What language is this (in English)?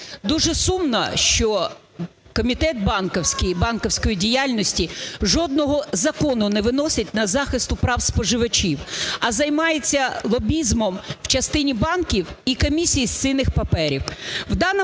Ukrainian